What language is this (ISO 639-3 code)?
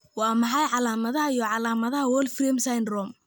som